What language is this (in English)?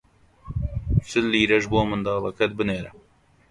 Central Kurdish